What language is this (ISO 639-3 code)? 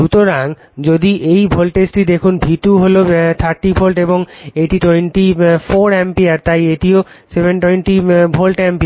ben